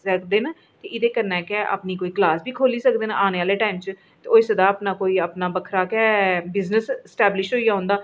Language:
Dogri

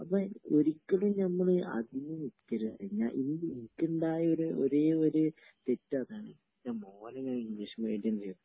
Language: Malayalam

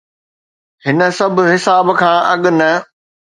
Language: Sindhi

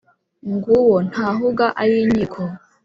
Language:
Kinyarwanda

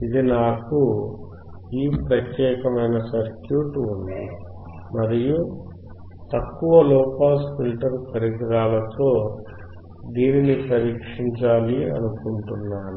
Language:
Telugu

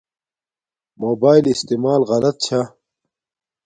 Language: Domaaki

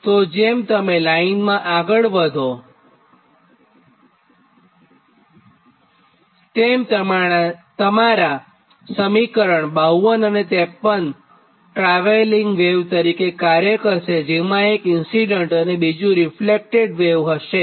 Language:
Gujarati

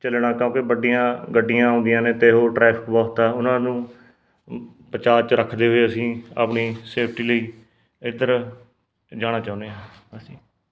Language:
Punjabi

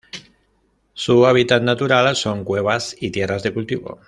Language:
Spanish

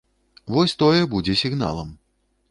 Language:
Belarusian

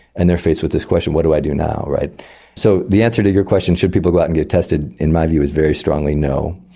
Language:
English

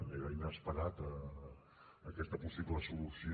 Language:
Catalan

